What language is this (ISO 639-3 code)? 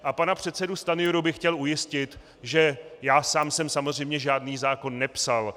ces